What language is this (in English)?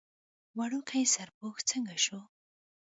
Pashto